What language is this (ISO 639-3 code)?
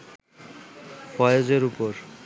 ben